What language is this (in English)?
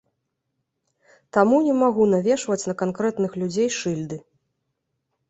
Belarusian